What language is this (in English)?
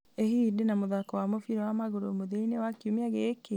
Kikuyu